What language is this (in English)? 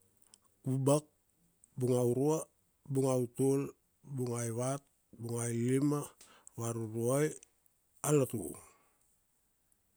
Kuanua